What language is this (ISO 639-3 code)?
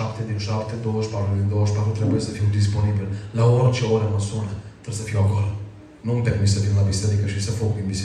ron